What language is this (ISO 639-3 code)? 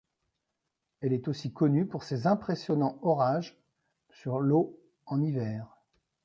fra